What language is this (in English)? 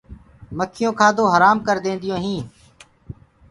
Gurgula